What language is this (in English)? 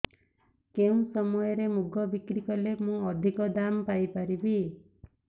Odia